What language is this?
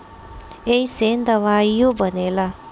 Bhojpuri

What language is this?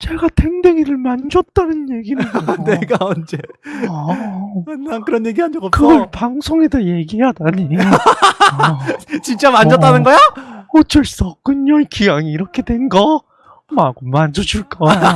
Korean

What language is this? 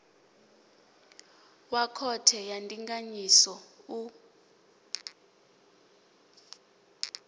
Venda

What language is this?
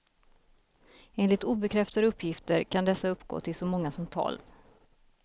Swedish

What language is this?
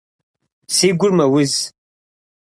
Kabardian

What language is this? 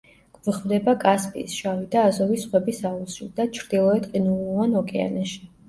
Georgian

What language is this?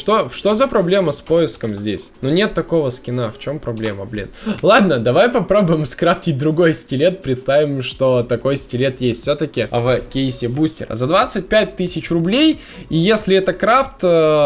Russian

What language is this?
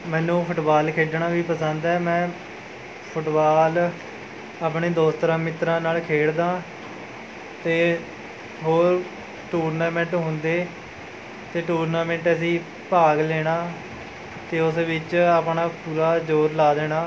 Punjabi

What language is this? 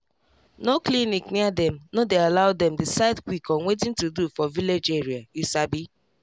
Nigerian Pidgin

